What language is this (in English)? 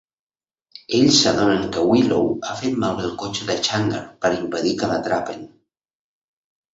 Catalan